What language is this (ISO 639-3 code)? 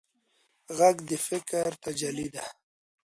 pus